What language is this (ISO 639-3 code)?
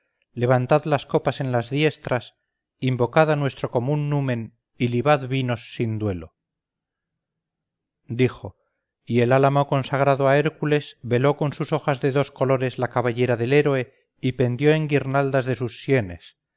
spa